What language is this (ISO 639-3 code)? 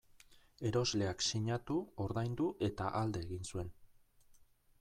eus